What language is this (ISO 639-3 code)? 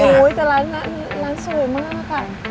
tha